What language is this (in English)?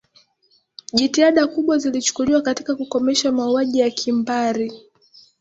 Swahili